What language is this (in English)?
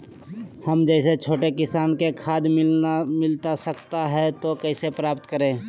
Magahi